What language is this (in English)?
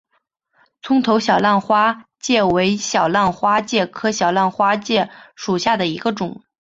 Chinese